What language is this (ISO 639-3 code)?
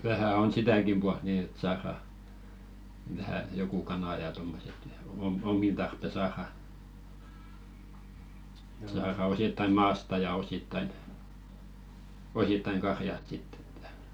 fin